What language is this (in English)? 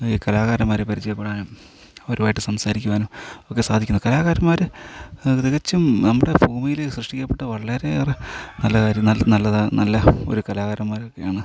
Malayalam